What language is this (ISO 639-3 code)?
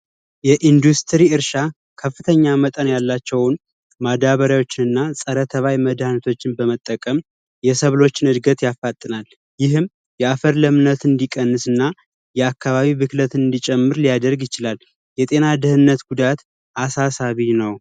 amh